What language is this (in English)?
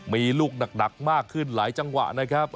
Thai